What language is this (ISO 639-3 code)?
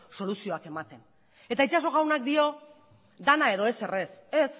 eus